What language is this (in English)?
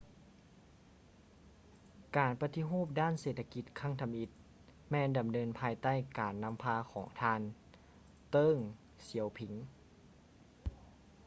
Lao